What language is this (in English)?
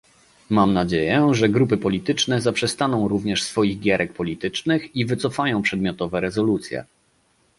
Polish